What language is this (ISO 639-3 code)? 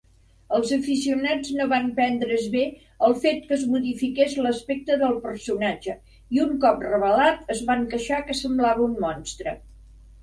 cat